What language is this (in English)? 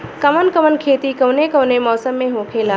Bhojpuri